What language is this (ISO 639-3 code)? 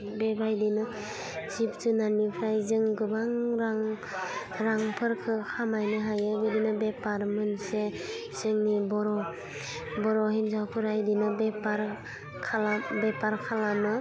brx